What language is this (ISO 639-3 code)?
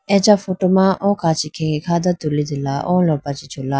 clk